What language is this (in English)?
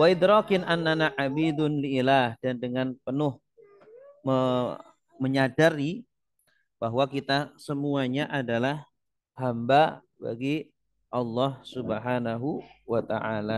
Indonesian